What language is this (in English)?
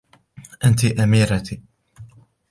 Arabic